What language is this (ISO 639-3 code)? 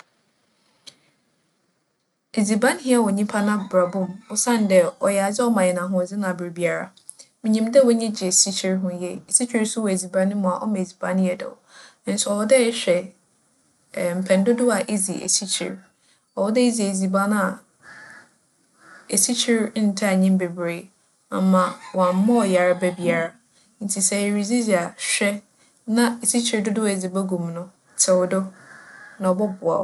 aka